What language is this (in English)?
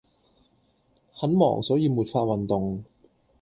Cantonese